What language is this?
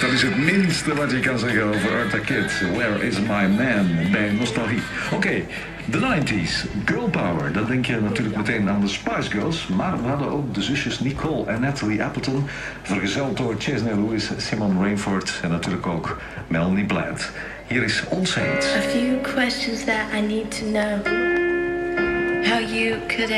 Dutch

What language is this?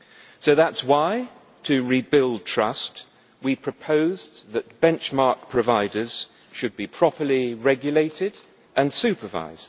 English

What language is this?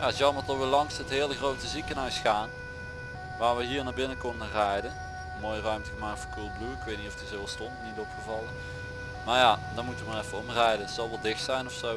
Dutch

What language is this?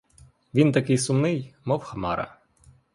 Ukrainian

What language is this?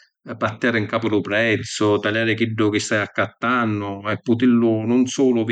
Sicilian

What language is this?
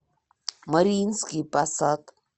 Russian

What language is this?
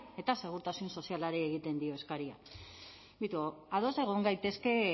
Basque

